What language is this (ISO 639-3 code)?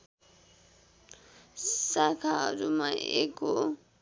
nep